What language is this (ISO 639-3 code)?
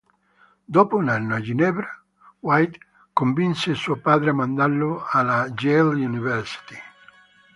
ita